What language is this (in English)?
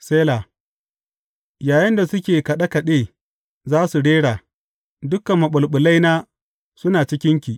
Hausa